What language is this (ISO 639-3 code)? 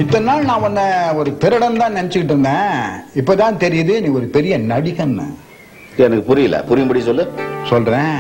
hin